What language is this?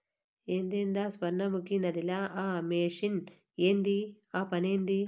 Telugu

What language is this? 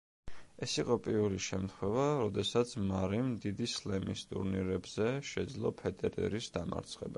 Georgian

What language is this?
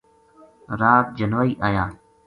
Gujari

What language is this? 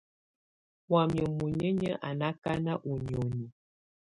Tunen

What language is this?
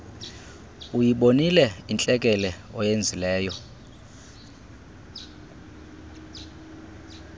Xhosa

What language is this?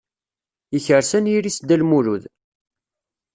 Kabyle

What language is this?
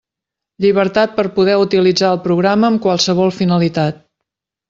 Catalan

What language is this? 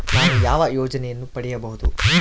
Kannada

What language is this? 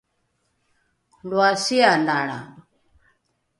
Rukai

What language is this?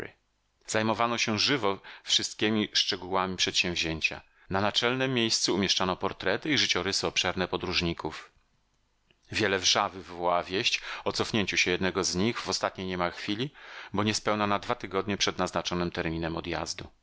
Polish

